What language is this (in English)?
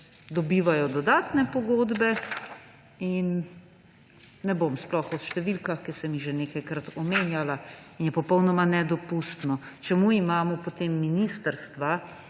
Slovenian